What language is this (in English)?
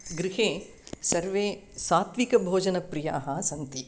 Sanskrit